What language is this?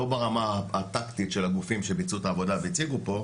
Hebrew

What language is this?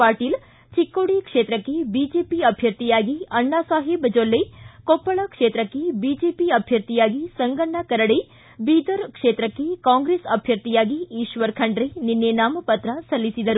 Kannada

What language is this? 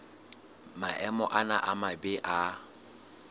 Southern Sotho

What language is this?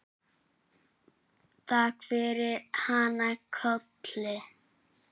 Icelandic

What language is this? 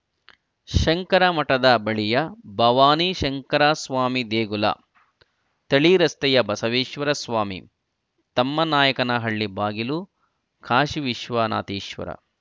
Kannada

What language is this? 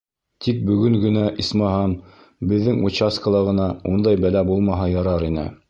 Bashkir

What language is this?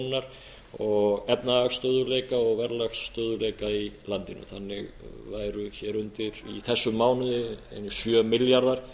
Icelandic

